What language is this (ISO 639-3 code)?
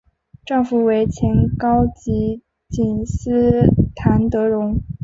zho